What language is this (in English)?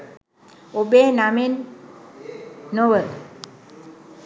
Sinhala